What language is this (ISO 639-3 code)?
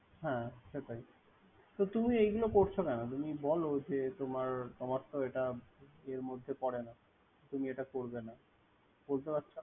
ben